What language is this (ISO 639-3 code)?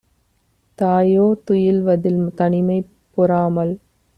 tam